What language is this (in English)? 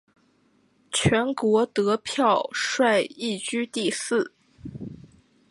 Chinese